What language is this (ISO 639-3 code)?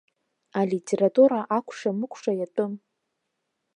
abk